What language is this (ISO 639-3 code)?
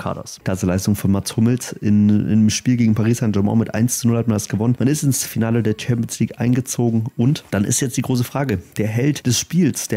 deu